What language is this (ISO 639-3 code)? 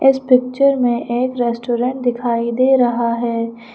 hin